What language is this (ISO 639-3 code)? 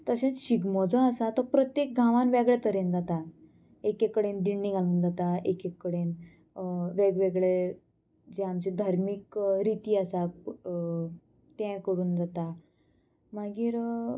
kok